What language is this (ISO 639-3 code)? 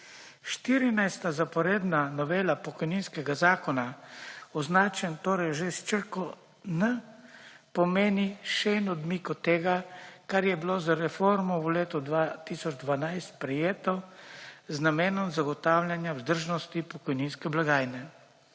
slv